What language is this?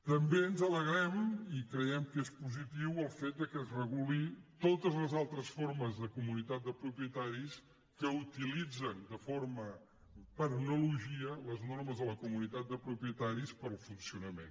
Catalan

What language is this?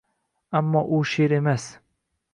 Uzbek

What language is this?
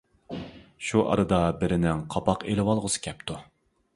Uyghur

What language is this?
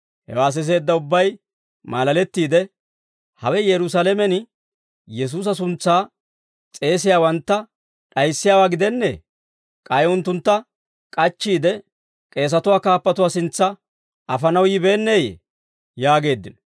Dawro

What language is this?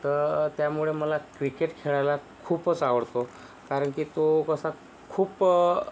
Marathi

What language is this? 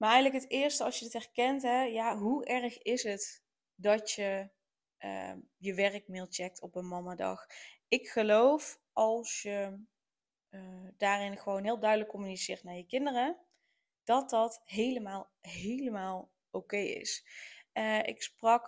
Dutch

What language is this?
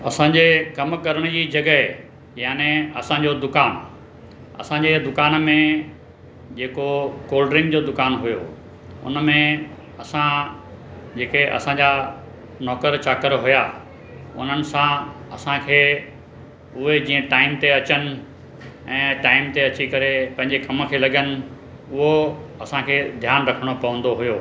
Sindhi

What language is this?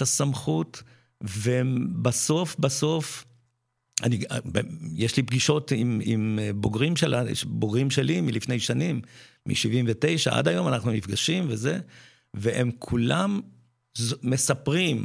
Hebrew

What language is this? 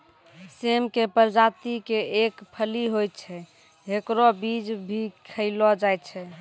Maithili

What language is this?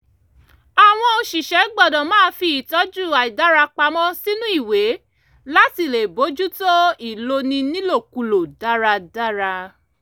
Yoruba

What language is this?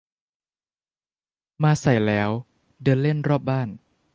Thai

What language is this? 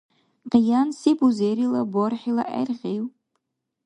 Dargwa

